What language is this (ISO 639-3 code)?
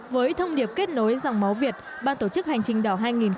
vie